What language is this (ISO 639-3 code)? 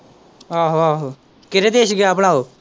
pan